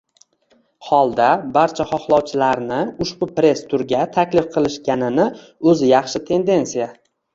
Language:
Uzbek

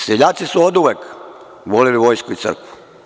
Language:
Serbian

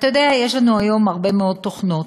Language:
Hebrew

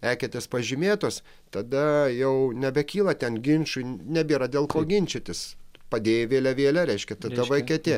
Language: Lithuanian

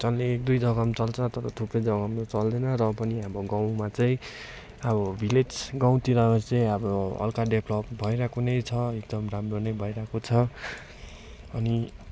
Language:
Nepali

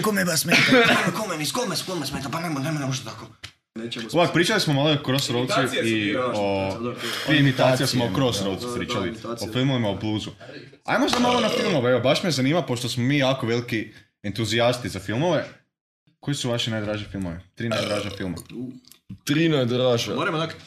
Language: Croatian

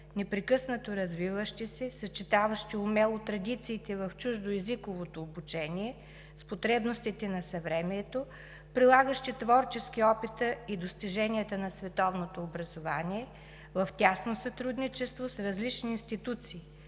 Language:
Bulgarian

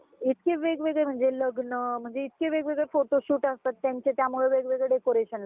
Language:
Marathi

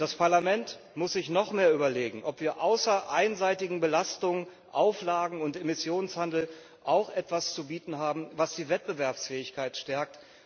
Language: German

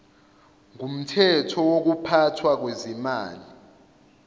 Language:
Zulu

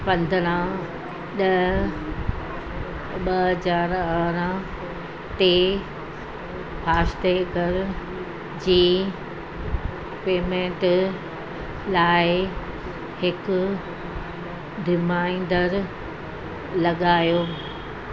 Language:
Sindhi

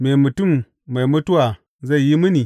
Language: Hausa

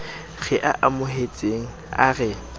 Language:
Southern Sotho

